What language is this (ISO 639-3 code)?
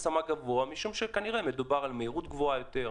heb